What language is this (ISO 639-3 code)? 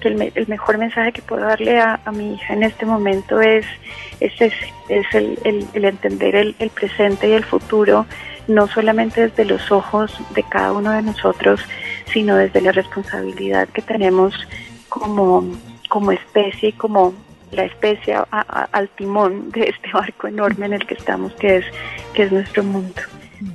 spa